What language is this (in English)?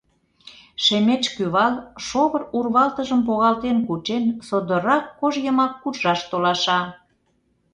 Mari